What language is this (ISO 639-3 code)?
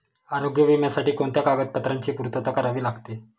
mar